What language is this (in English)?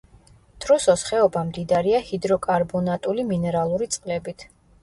Georgian